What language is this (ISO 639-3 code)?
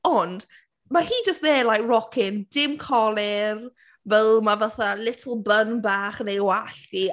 cym